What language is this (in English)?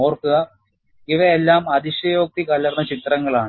Malayalam